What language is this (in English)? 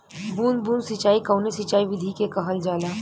Bhojpuri